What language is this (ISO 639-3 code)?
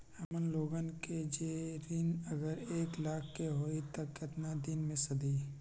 mag